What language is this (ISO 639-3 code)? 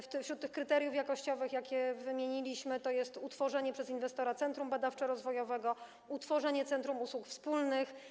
pol